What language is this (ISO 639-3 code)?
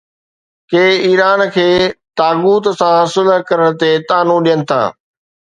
snd